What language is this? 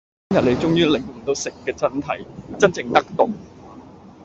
Cantonese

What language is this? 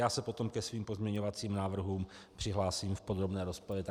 Czech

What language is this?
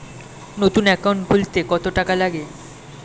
Bangla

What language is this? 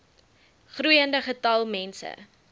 Afrikaans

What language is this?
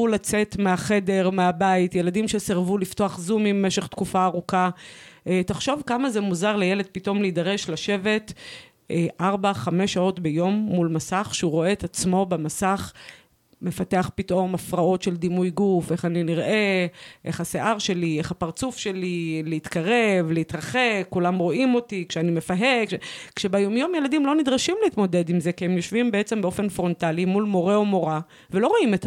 Hebrew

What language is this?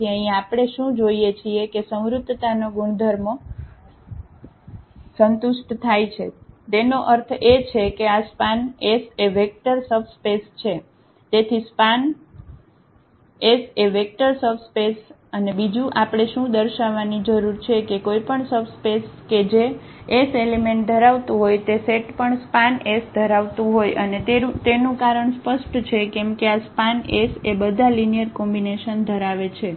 Gujarati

